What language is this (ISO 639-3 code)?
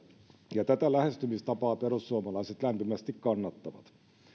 fin